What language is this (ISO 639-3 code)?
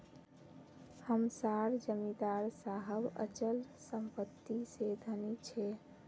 mag